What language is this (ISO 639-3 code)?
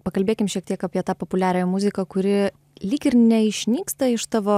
lit